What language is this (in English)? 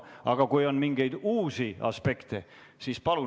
Estonian